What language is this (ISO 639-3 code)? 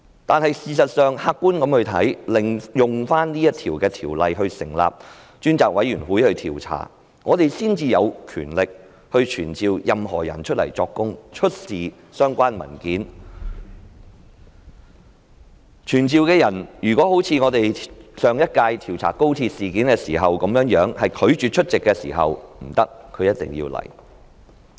yue